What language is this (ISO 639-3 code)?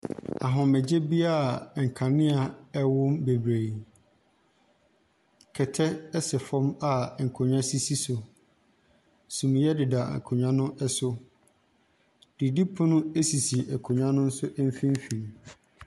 aka